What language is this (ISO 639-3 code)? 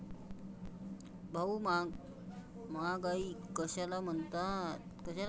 mar